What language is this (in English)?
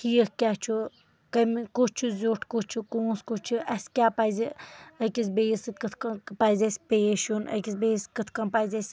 Kashmiri